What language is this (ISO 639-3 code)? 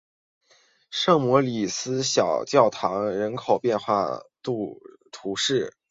zho